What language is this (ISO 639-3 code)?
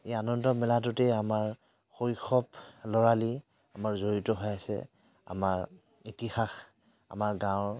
asm